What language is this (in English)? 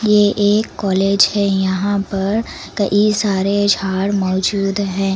Hindi